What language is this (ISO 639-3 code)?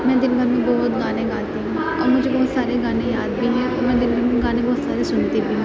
urd